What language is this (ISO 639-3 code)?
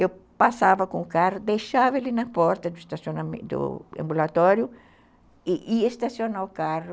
por